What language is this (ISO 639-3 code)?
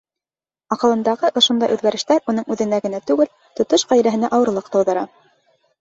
bak